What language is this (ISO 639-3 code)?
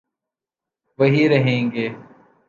urd